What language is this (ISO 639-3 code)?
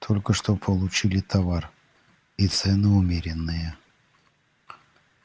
rus